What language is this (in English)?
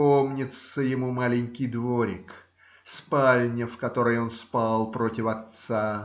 Russian